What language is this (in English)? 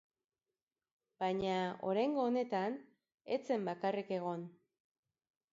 Basque